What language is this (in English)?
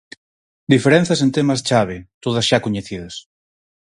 Galician